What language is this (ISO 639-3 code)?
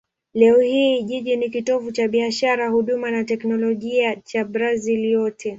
swa